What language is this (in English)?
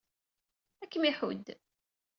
Kabyle